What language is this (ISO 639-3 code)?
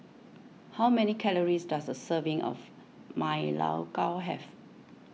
eng